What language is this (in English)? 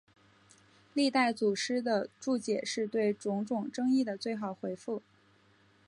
Chinese